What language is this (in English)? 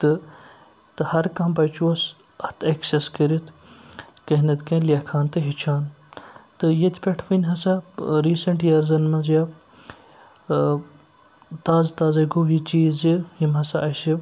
Kashmiri